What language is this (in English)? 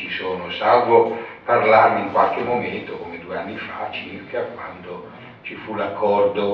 Italian